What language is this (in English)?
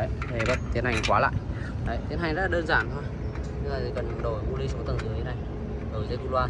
Vietnamese